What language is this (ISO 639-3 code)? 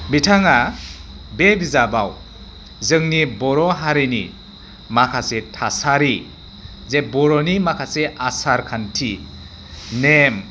brx